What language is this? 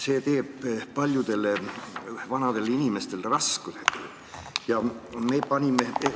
Estonian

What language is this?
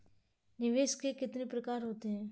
Hindi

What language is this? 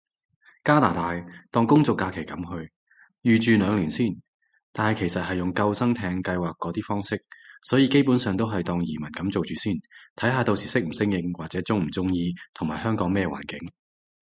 Cantonese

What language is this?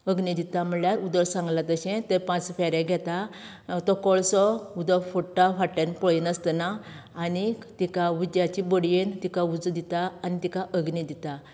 Konkani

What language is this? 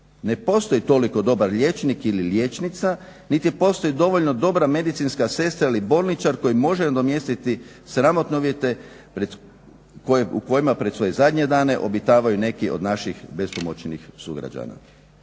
Croatian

